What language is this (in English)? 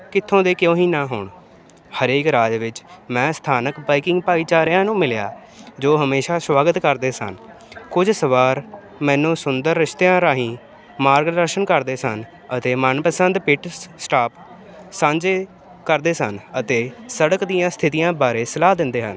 Punjabi